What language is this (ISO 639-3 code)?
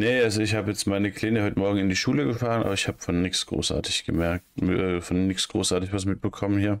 deu